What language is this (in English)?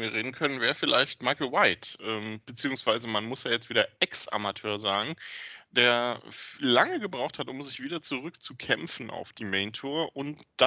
German